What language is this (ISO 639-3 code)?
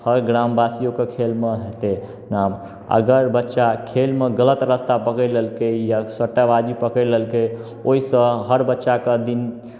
mai